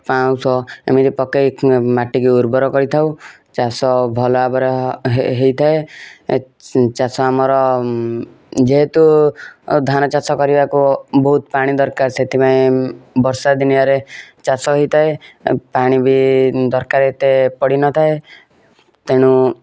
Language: Odia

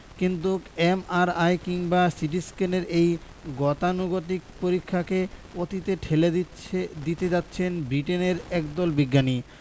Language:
Bangla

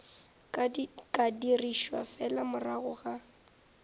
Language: Northern Sotho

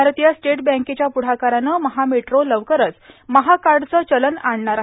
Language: Marathi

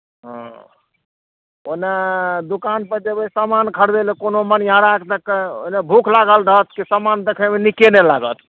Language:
Maithili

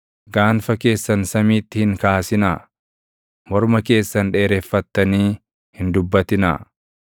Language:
Oromo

